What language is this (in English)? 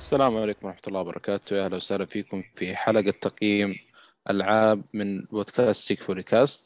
Arabic